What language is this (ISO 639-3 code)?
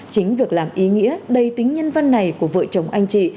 vie